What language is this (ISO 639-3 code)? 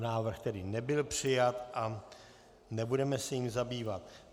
ces